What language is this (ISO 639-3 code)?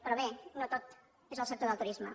cat